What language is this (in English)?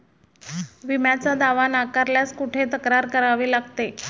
Marathi